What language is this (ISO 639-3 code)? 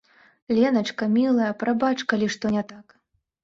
bel